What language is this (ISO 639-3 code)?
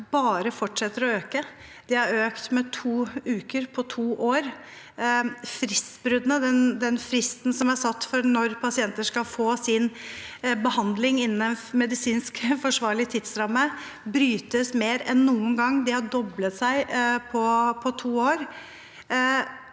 nor